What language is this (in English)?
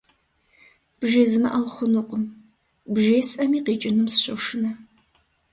Kabardian